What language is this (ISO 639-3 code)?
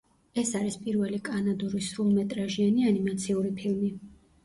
kat